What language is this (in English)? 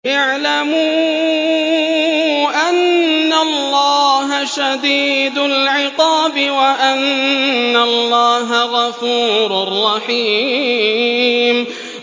Arabic